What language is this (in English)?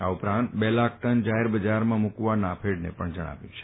Gujarati